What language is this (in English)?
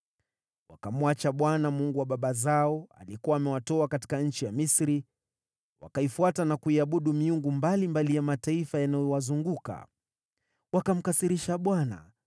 Swahili